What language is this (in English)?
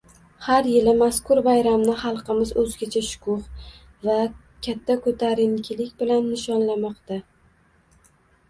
Uzbek